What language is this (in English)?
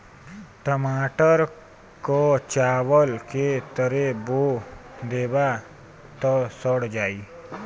Bhojpuri